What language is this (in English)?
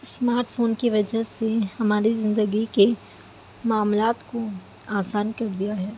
Urdu